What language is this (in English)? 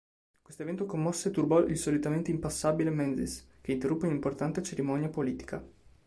Italian